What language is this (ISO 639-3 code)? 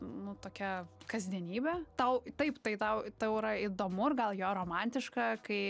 lit